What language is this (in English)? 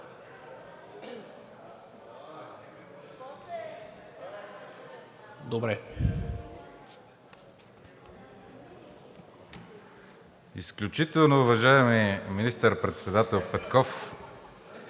Bulgarian